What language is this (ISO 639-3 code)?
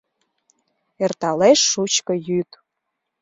chm